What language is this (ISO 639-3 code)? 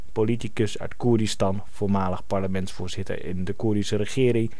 nld